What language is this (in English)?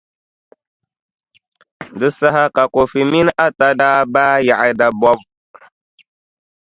Dagbani